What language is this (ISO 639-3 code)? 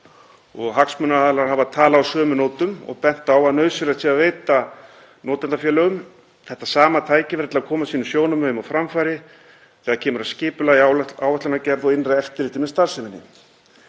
isl